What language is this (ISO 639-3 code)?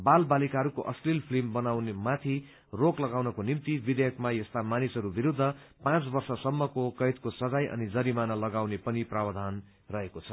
nep